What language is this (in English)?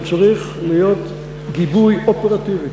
Hebrew